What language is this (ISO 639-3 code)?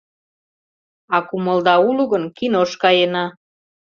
chm